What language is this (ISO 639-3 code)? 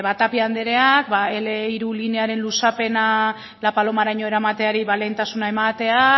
eus